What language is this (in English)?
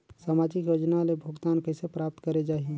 Chhattisgarhi